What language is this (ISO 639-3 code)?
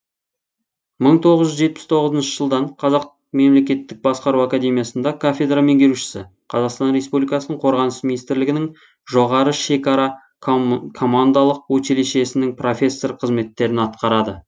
kaz